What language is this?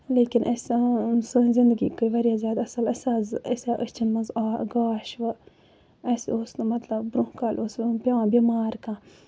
Kashmiri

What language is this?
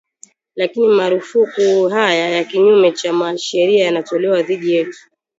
Swahili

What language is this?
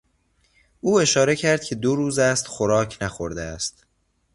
Persian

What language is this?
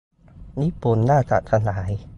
Thai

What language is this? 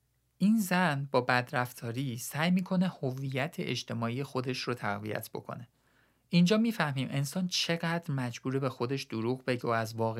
Persian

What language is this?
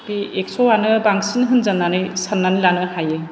Bodo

